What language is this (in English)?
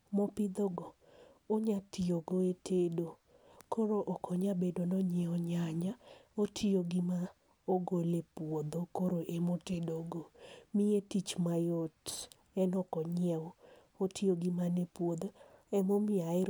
Luo (Kenya and Tanzania)